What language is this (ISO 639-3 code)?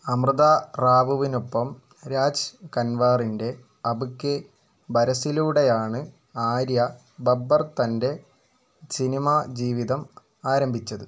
mal